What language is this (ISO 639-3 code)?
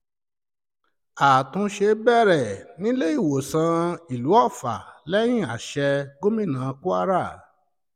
yor